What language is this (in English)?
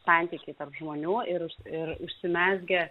Lithuanian